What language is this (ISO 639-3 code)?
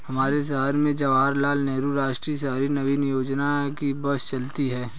hin